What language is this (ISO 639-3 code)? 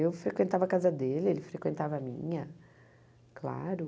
por